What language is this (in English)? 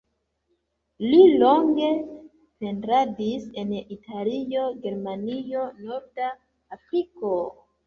Esperanto